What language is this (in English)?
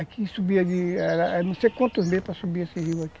Portuguese